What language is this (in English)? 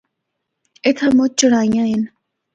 Northern Hindko